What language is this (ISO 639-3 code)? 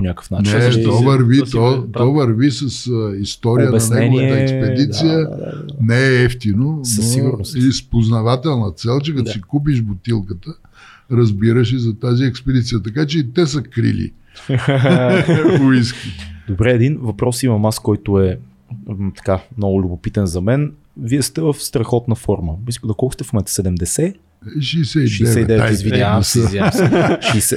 bul